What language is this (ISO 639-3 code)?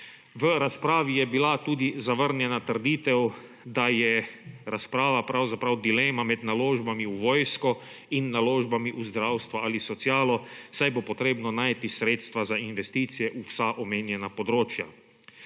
slv